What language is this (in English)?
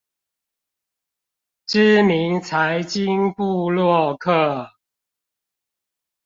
Chinese